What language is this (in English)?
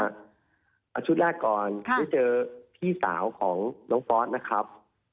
Thai